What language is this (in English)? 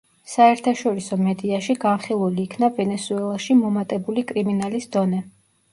Georgian